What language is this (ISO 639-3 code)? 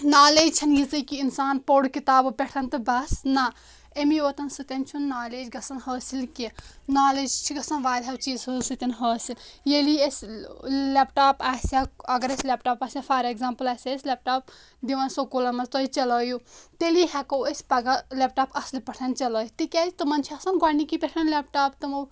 kas